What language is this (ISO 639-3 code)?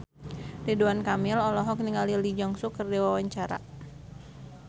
sun